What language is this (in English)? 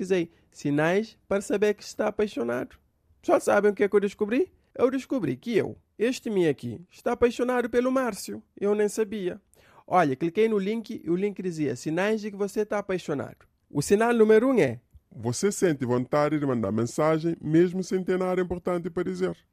Portuguese